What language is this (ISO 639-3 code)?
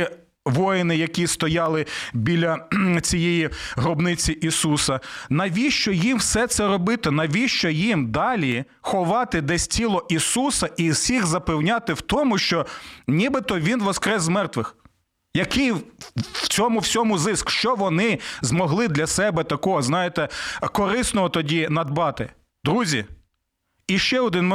ukr